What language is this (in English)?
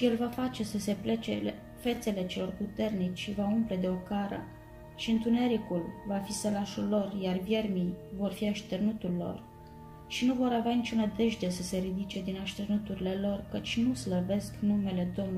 Romanian